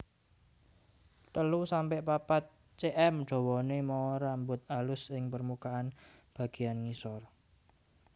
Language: Javanese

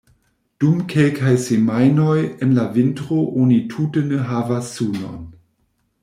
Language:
Esperanto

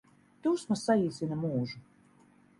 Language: Latvian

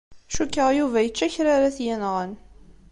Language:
Kabyle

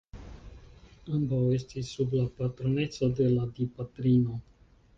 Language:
Esperanto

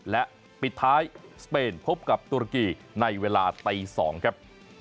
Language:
Thai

